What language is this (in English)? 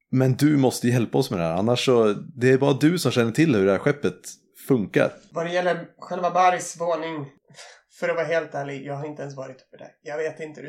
Swedish